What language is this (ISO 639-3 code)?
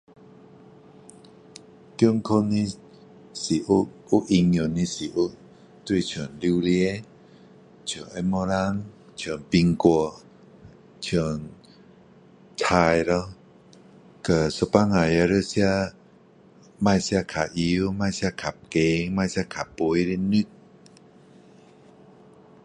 cdo